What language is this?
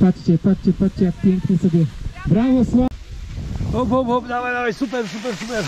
Polish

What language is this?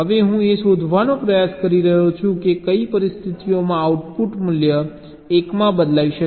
Gujarati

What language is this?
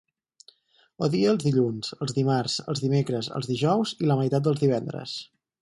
Catalan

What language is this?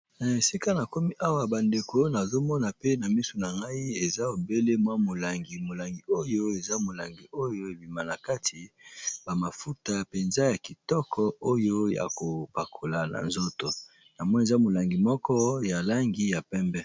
Lingala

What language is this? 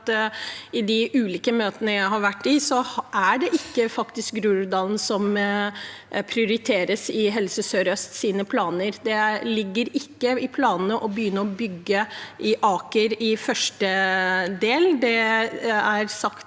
Norwegian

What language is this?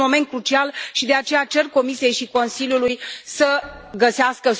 Romanian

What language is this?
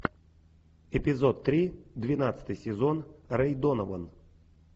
Russian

